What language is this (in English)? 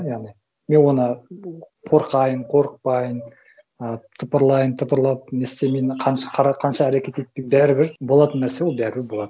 Kazakh